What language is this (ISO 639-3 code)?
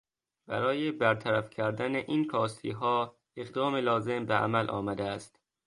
fas